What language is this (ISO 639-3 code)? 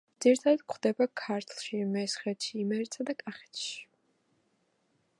kat